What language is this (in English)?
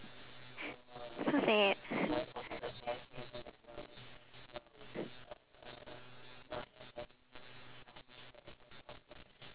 English